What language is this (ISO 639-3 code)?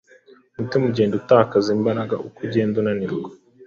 kin